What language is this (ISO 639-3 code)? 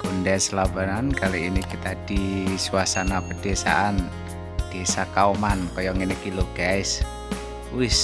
ind